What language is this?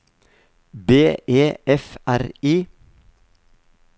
Norwegian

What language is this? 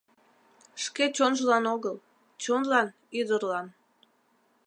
Mari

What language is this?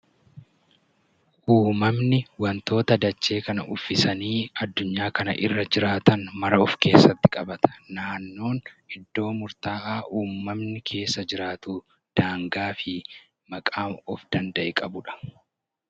Oromo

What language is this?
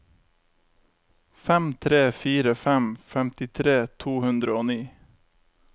Norwegian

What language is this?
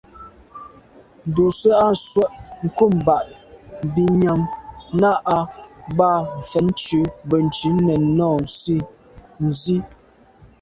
Medumba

